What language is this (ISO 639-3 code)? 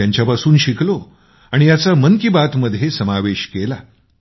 mar